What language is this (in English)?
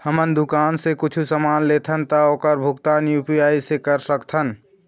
Chhattisgarhi